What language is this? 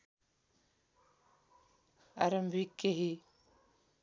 Nepali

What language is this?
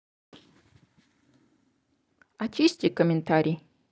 Russian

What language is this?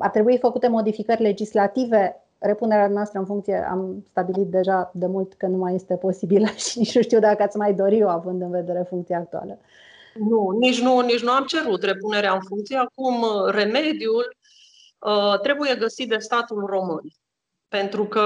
Romanian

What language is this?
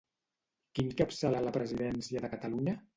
Catalan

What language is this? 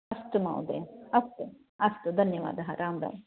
Sanskrit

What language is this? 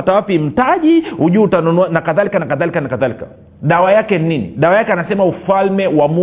Swahili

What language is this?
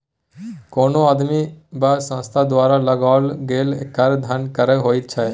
Maithili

